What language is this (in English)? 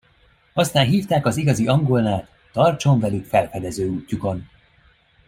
Hungarian